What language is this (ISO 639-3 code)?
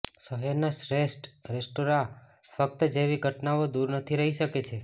guj